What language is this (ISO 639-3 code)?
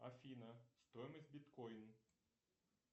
rus